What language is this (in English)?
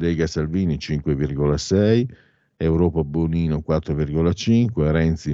Italian